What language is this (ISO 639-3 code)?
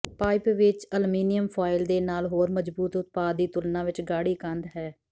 pan